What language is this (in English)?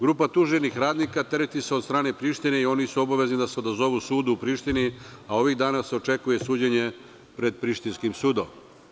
Serbian